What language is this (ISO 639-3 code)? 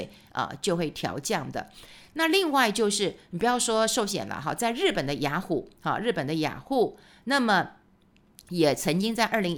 zho